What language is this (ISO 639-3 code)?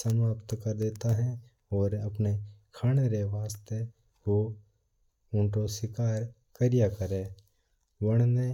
mtr